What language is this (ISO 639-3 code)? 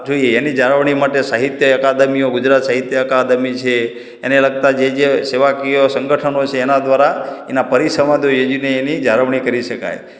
guj